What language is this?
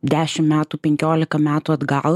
Lithuanian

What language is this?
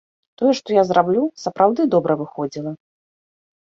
Belarusian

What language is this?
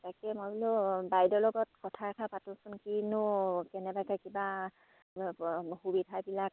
Assamese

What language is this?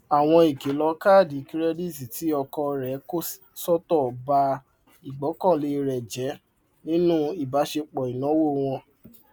Yoruba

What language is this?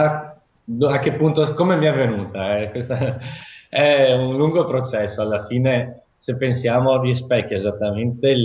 Italian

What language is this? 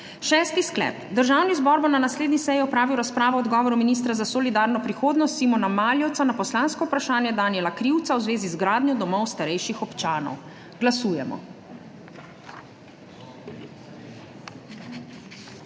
Slovenian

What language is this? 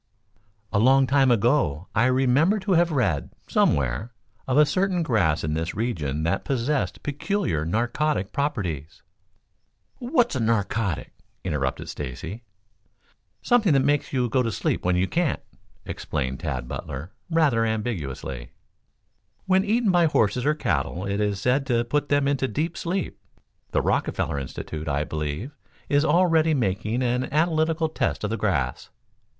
English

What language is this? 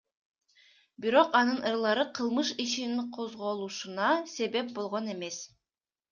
Kyrgyz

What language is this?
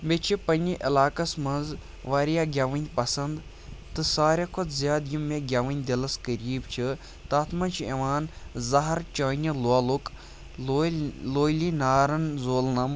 Kashmiri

